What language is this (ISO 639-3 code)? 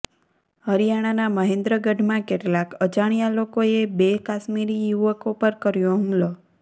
guj